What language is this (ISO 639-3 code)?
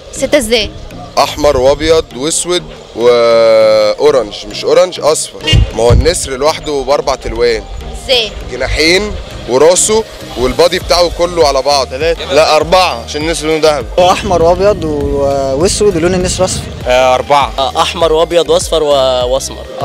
ara